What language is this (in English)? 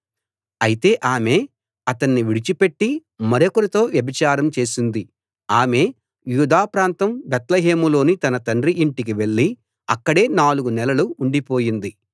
Telugu